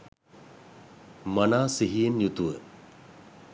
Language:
Sinhala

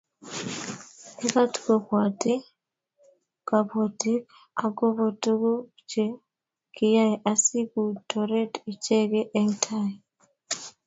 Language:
Kalenjin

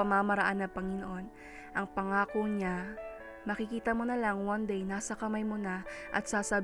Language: Filipino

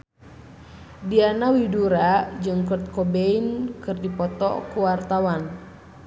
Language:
Sundanese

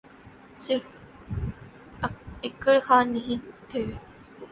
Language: Urdu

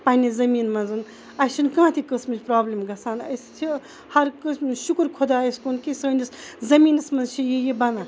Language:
Kashmiri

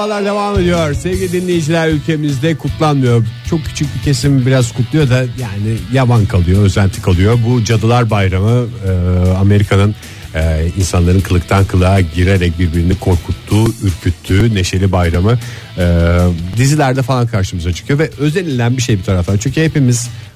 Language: Turkish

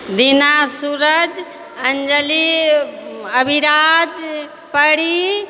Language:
Maithili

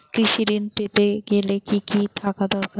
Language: Bangla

